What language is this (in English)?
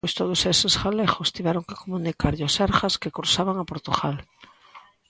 Galician